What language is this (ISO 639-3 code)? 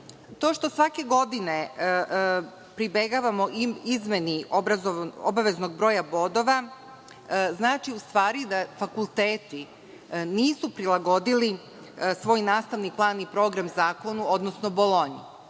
srp